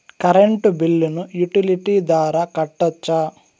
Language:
Telugu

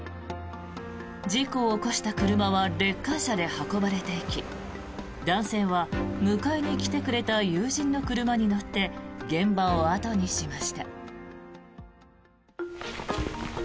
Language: Japanese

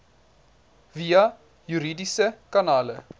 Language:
Afrikaans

